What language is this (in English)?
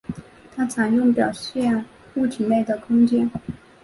Chinese